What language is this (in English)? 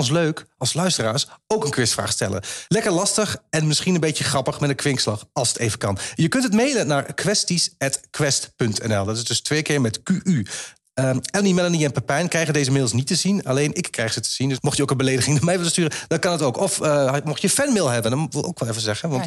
Dutch